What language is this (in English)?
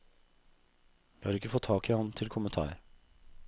Norwegian